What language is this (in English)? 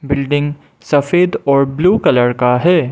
Hindi